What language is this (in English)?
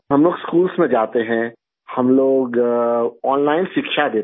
Urdu